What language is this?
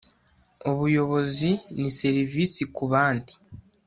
Kinyarwanda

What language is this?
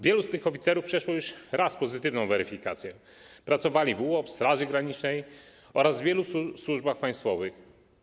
Polish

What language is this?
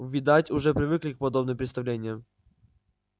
Russian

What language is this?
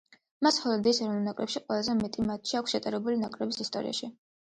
Georgian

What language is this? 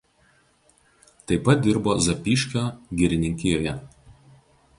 Lithuanian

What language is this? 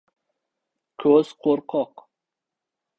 Uzbek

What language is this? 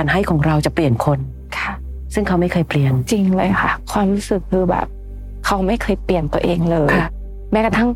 Thai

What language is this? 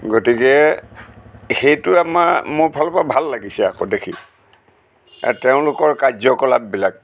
Assamese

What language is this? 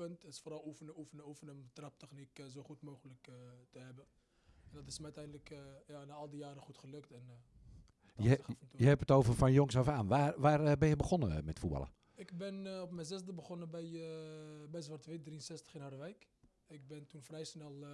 Dutch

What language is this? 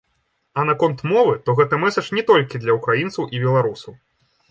Belarusian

